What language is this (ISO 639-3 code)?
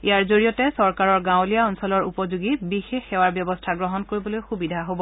asm